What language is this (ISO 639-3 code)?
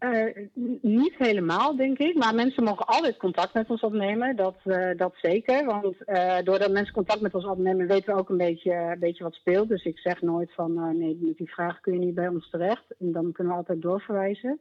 nld